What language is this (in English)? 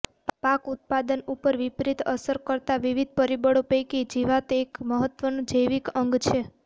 Gujarati